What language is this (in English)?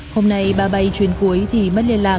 Vietnamese